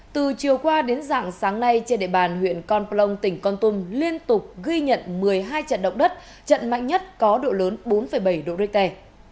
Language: Vietnamese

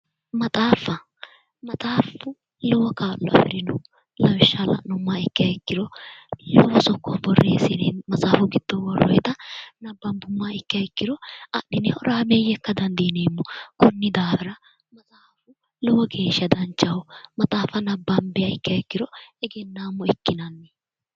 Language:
Sidamo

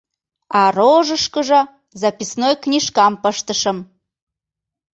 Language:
Mari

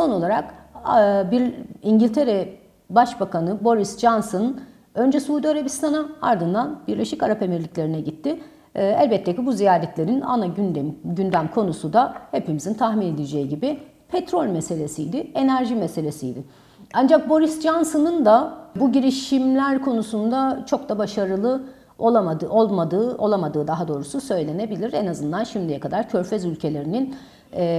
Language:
Turkish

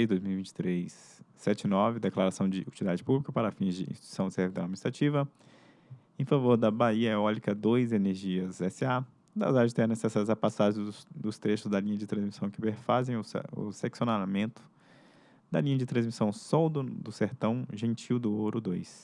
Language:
Portuguese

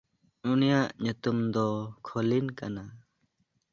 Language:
Santali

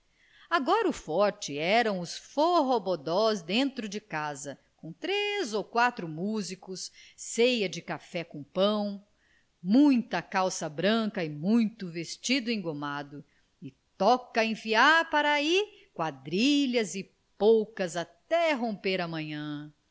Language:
Portuguese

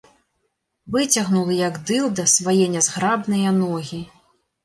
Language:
Belarusian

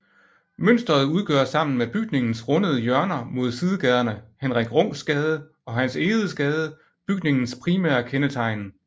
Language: Danish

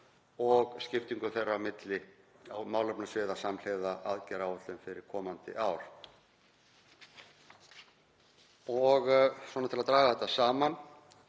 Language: Icelandic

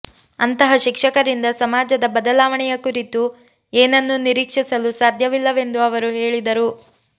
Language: Kannada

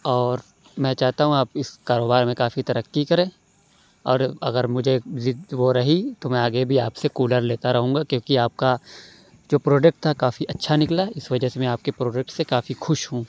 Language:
Urdu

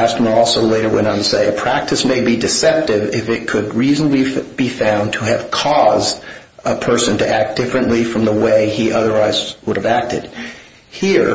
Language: English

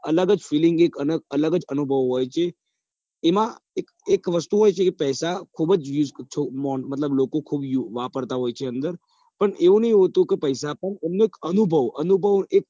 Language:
Gujarati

